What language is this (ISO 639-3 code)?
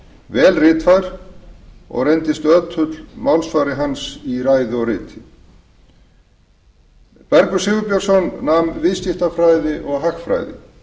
isl